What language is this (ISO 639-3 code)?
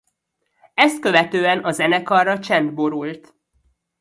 hun